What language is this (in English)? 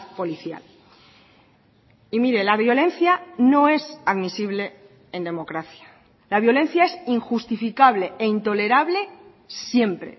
Spanish